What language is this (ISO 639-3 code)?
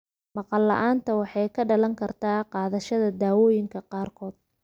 som